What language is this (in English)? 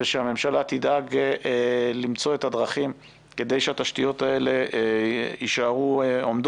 Hebrew